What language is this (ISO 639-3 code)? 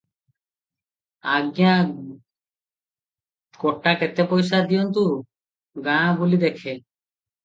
ori